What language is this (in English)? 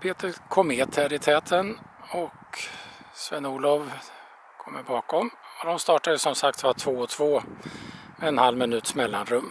Swedish